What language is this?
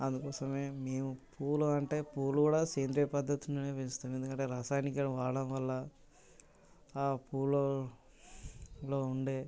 Telugu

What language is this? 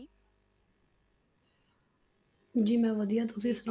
Punjabi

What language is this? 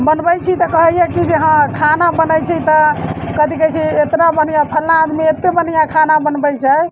Maithili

